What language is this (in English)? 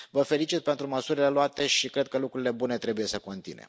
Romanian